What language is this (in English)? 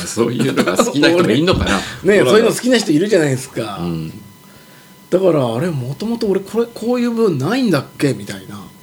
Japanese